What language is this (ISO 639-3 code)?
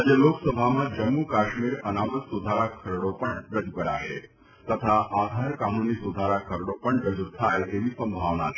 guj